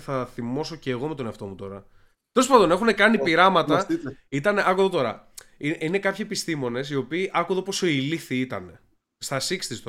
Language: Greek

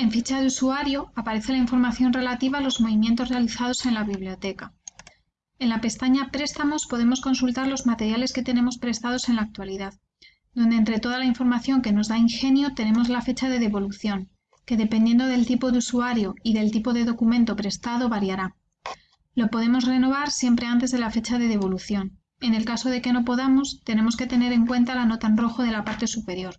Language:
Spanish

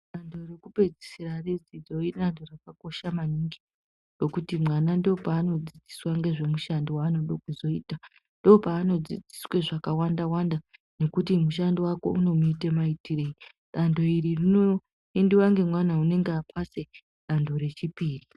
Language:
Ndau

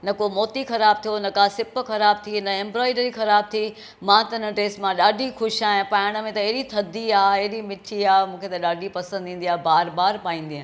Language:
Sindhi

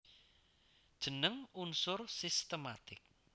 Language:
Javanese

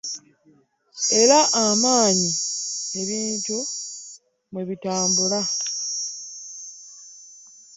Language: Ganda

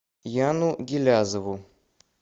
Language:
Russian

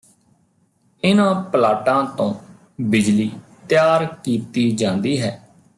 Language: Punjabi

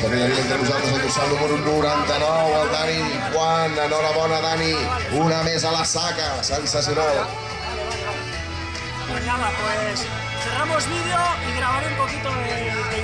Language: Spanish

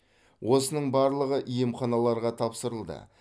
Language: Kazakh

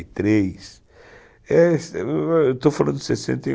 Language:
Portuguese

